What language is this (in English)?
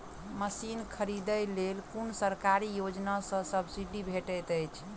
Maithili